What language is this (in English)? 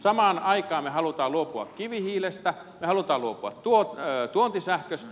Finnish